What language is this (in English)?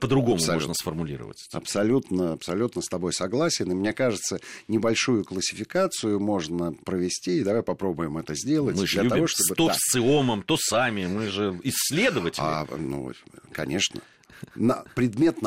Russian